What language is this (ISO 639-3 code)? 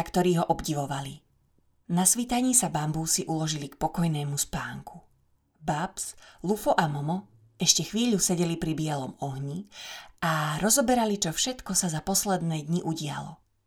slk